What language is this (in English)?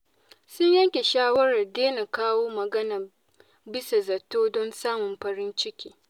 Hausa